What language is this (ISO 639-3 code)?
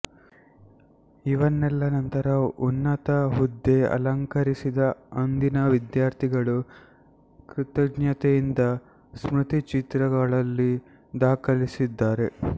kan